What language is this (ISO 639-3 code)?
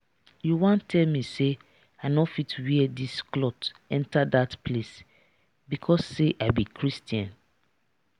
pcm